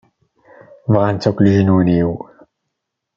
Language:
Kabyle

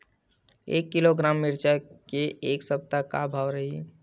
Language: Chhattisgarhi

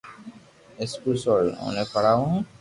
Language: Loarki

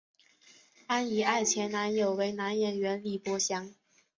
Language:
Chinese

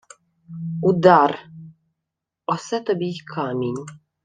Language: Ukrainian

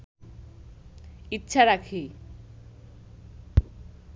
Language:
Bangla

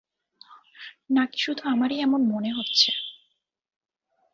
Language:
Bangla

